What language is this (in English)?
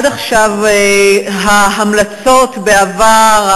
Hebrew